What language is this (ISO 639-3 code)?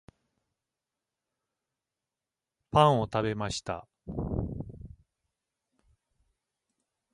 jpn